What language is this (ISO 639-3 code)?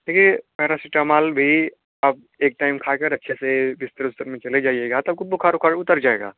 hin